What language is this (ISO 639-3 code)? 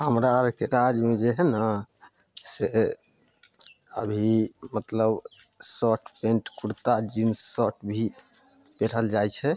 mai